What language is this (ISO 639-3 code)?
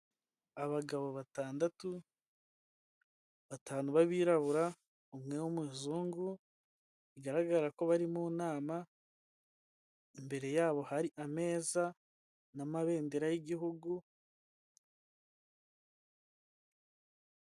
kin